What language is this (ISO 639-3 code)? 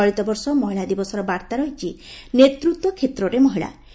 ori